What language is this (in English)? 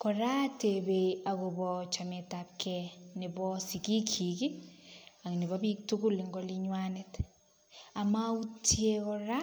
Kalenjin